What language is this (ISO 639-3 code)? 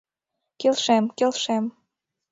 chm